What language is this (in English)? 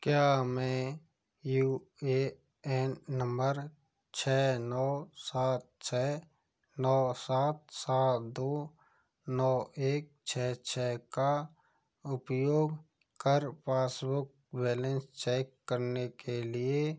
Hindi